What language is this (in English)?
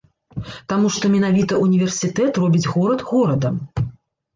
Belarusian